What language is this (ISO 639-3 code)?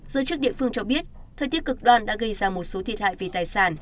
vie